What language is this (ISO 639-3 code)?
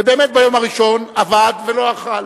heb